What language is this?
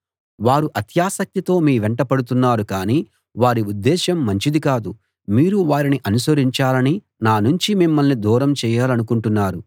Telugu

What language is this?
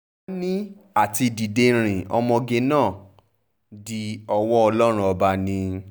Yoruba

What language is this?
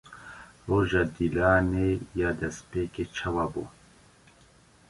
Kurdish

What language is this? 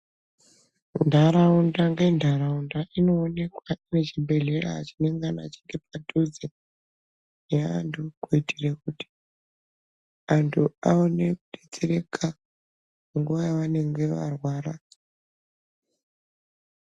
Ndau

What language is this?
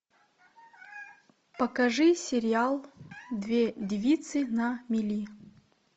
Russian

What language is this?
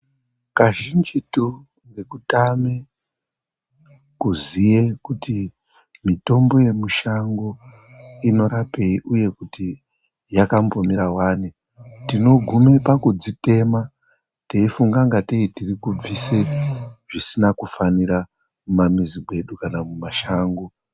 Ndau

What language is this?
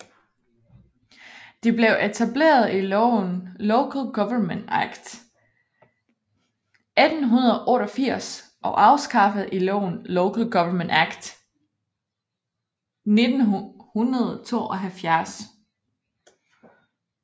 Danish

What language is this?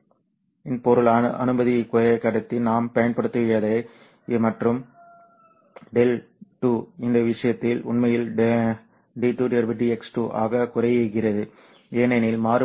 Tamil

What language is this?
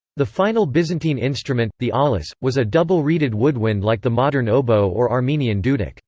English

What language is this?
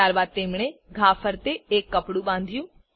Gujarati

